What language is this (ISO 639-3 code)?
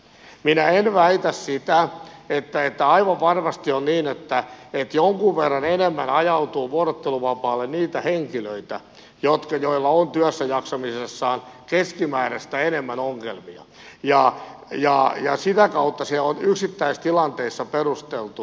fin